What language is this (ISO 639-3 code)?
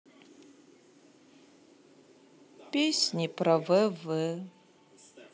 rus